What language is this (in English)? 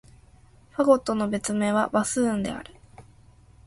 Japanese